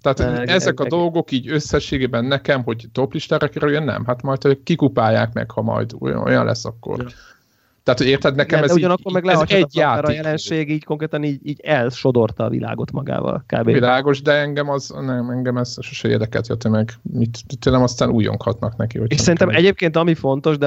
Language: Hungarian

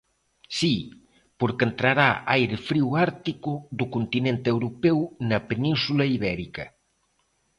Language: Galician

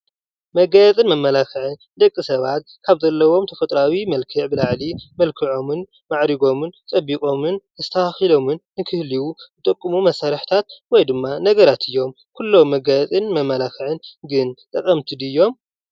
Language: Tigrinya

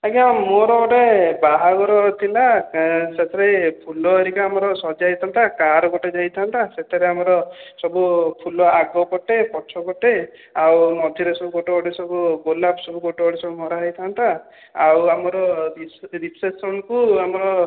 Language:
Odia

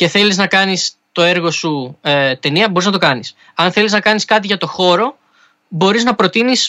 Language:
Greek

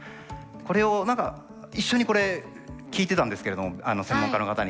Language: Japanese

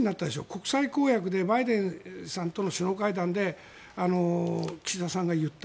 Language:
Japanese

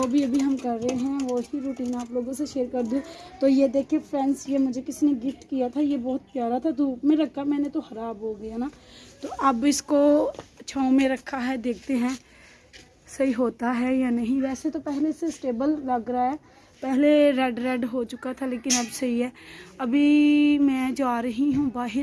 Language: Hindi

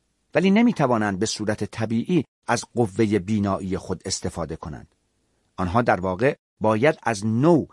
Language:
Persian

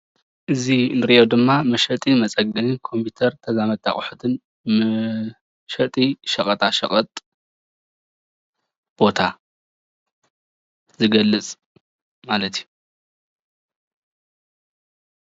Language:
Tigrinya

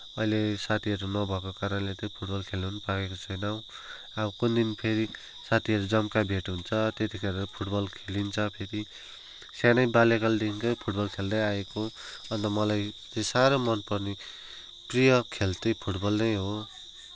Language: Nepali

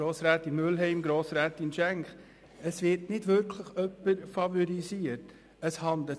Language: Swiss German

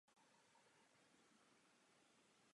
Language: Czech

